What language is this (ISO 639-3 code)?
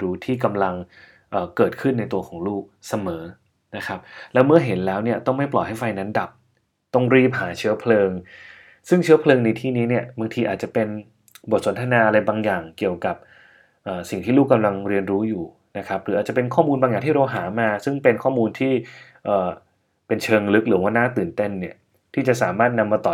tha